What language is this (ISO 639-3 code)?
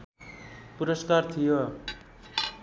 nep